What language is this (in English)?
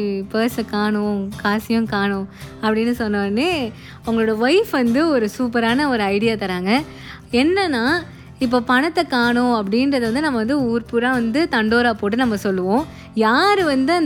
Tamil